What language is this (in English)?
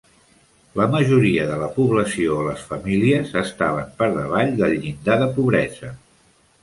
Catalan